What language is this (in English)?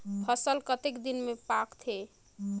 Chhattisgarhi